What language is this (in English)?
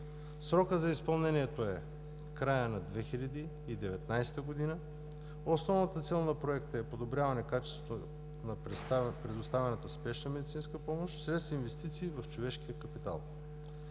Bulgarian